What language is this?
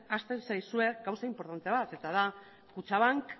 Basque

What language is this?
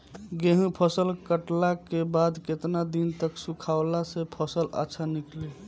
Bhojpuri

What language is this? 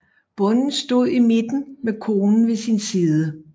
Danish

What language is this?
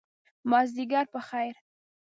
Pashto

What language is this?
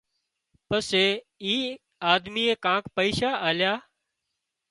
Wadiyara Koli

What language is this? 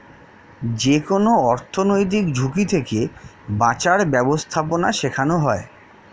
Bangla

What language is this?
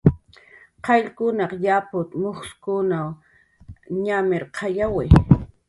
Jaqaru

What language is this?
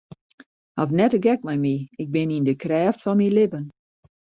Western Frisian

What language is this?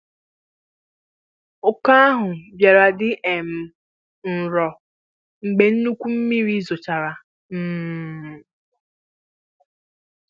Igbo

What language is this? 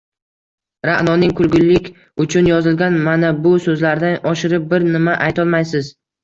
Uzbek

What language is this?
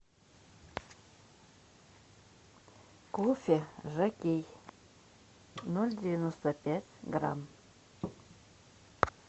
Russian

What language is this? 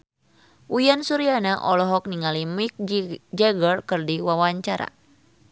Sundanese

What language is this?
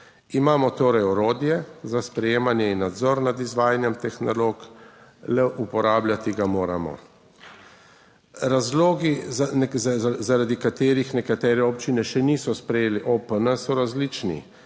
Slovenian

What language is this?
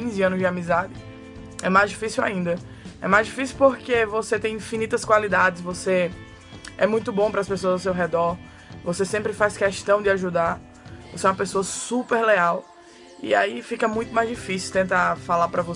Portuguese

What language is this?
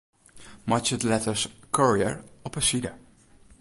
Western Frisian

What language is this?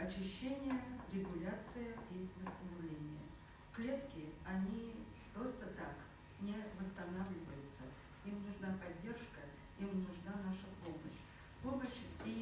Russian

